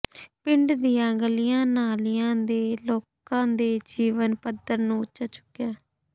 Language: Punjabi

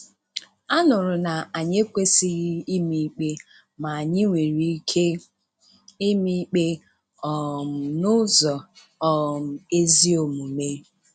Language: Igbo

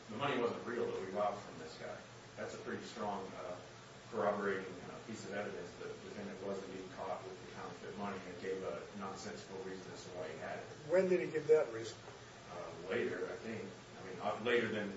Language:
English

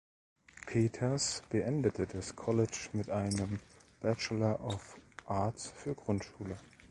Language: German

